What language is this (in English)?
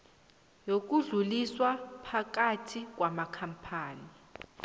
South Ndebele